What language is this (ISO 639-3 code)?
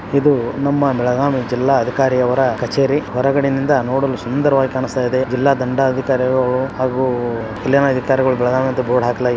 kan